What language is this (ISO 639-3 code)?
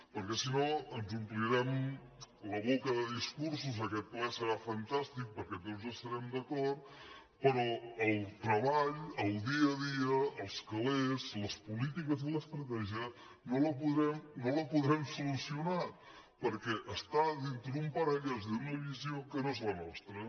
cat